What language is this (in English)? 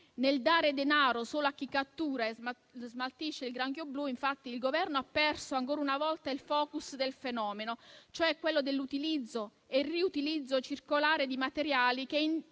Italian